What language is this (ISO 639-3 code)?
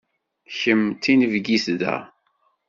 kab